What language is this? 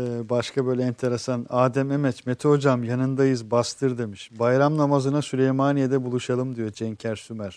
Turkish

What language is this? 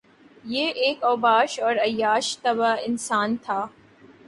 Urdu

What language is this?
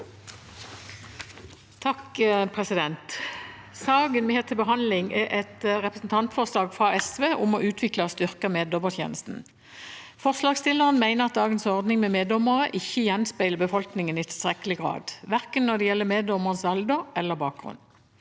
Norwegian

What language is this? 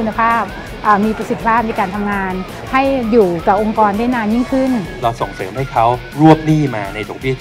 Thai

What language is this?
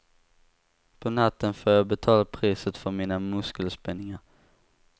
Swedish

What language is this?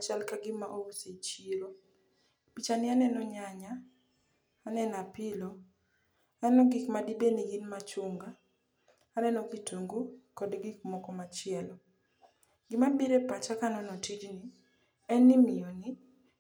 Luo (Kenya and Tanzania)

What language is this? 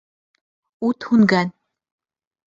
Bashkir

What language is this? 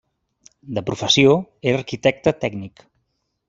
Catalan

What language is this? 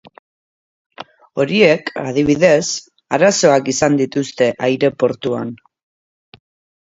Basque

